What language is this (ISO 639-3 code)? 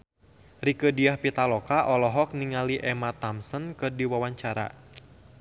sun